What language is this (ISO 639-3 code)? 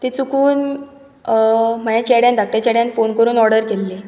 kok